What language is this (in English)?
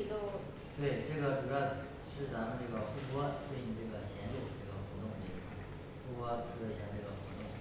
Chinese